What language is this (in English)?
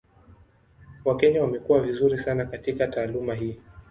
Swahili